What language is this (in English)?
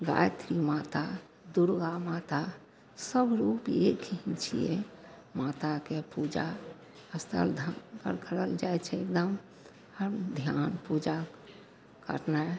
Maithili